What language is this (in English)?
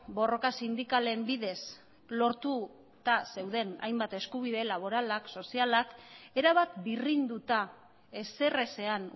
Basque